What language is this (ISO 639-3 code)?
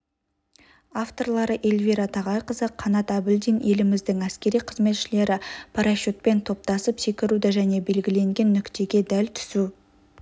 kaz